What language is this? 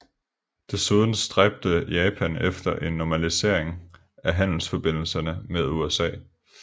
Danish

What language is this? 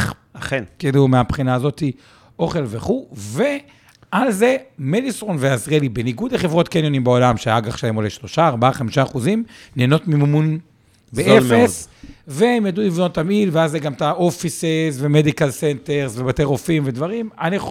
Hebrew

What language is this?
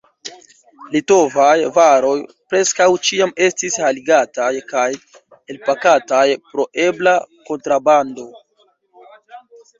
Esperanto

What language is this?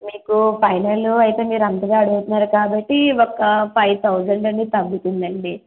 Telugu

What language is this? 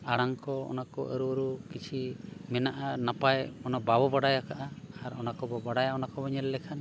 Santali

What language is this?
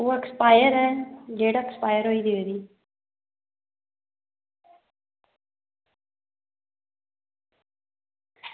Dogri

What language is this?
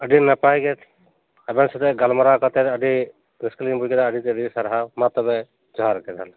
Santali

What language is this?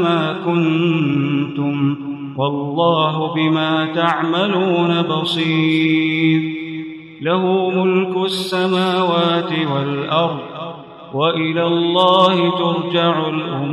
Arabic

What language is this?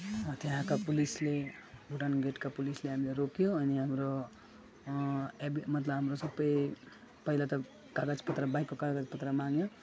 Nepali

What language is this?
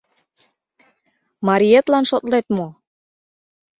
Mari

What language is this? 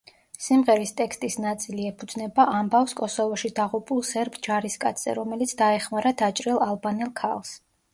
Georgian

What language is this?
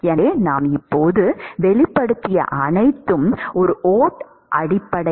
Tamil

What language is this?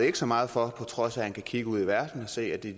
Danish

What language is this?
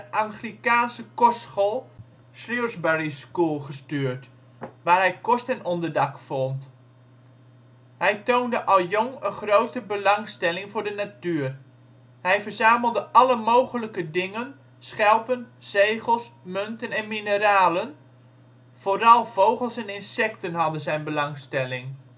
Dutch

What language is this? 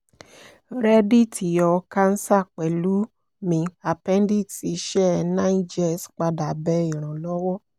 Yoruba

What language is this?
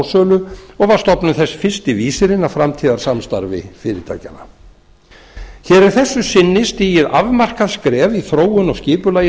Icelandic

